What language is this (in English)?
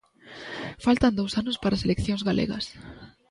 Galician